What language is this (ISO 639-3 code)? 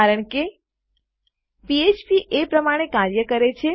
guj